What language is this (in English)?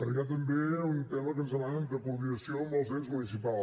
Catalan